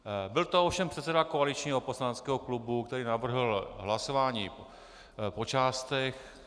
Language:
Czech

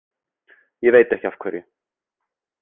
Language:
Icelandic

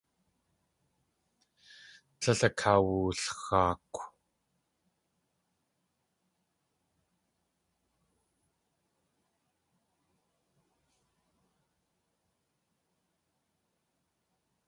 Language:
Tlingit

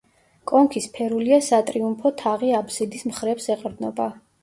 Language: Georgian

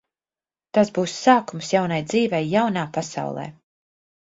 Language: Latvian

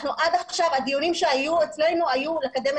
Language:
Hebrew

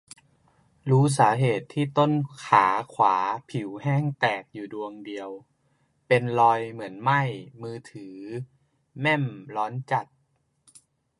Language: Thai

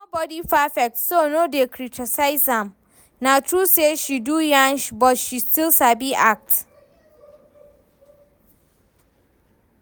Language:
Nigerian Pidgin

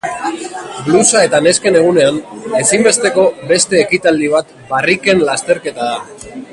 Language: Basque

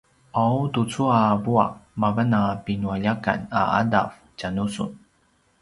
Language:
Paiwan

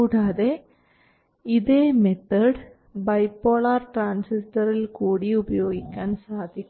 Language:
Malayalam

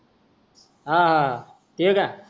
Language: Marathi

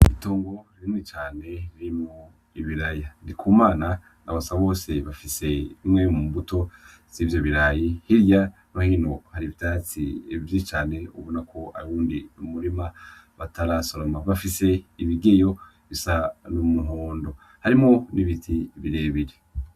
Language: Rundi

